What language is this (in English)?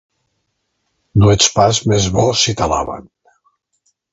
Catalan